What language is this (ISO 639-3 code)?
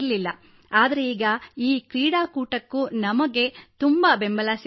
kan